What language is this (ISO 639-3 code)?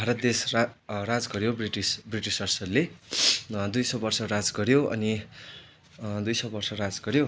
nep